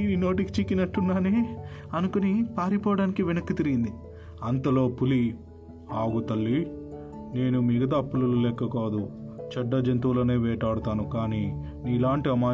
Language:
Telugu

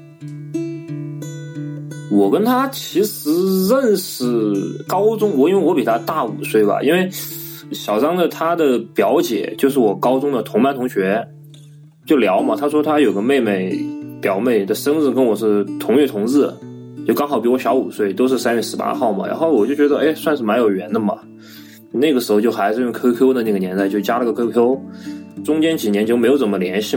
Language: Chinese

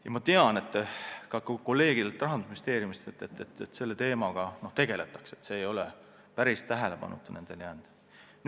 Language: Estonian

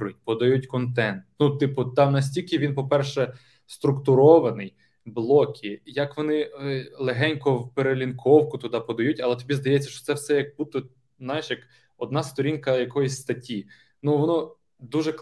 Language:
Ukrainian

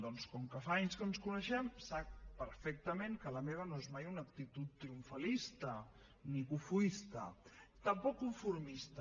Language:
Catalan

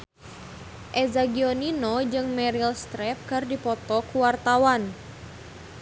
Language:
Sundanese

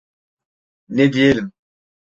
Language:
Turkish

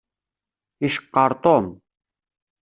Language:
Kabyle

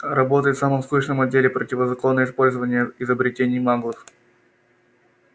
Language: Russian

